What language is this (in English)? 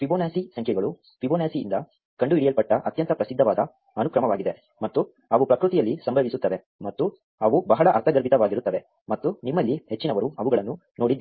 Kannada